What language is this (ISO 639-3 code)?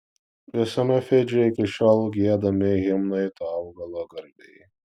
lit